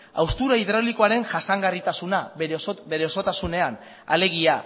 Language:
Basque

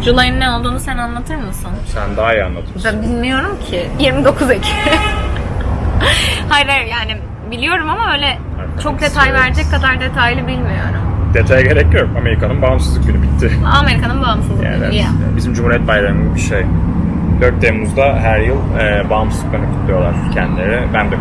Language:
Turkish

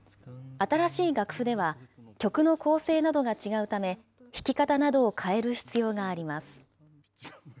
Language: Japanese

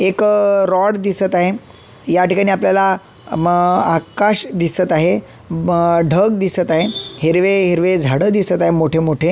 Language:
Marathi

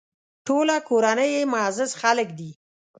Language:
Pashto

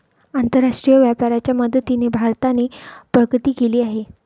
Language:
Marathi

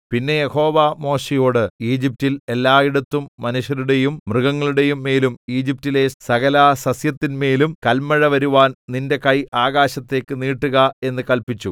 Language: Malayalam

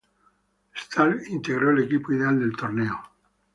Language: Spanish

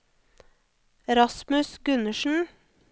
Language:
Norwegian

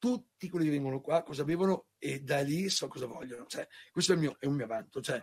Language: Italian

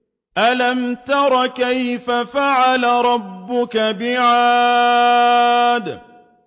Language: Arabic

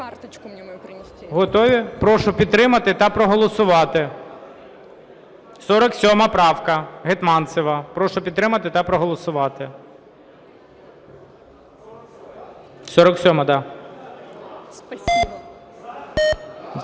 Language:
Ukrainian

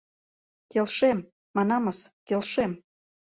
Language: Mari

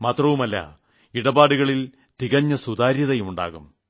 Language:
Malayalam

